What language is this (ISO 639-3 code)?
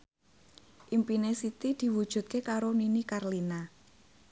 jav